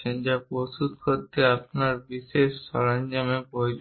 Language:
Bangla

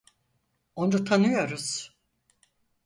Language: Turkish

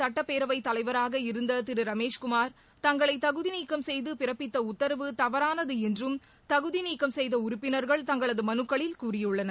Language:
Tamil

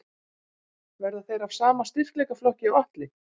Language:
Icelandic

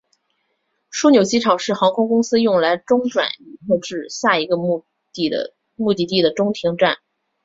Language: Chinese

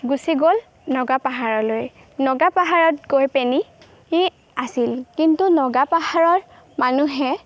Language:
Assamese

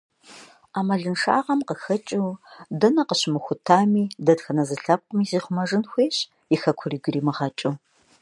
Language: Kabardian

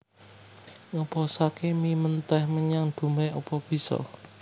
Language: Javanese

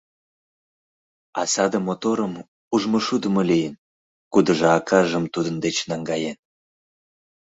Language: Mari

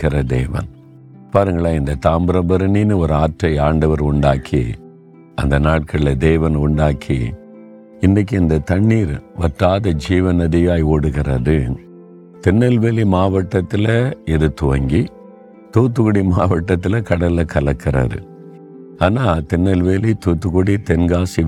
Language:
Tamil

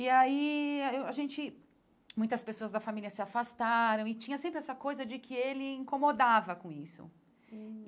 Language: Portuguese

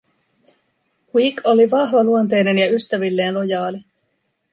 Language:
Finnish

